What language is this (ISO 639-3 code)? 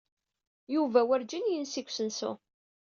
kab